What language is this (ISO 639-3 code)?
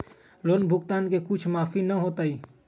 mag